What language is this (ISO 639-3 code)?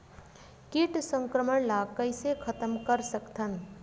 hne